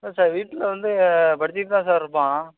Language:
Tamil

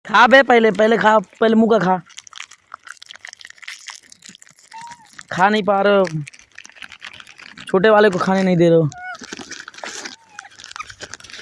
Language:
Hindi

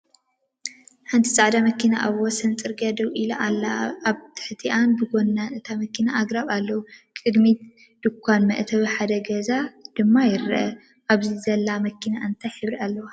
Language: Tigrinya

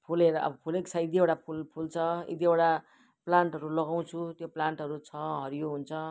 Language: Nepali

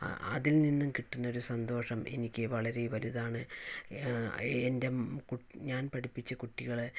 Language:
Malayalam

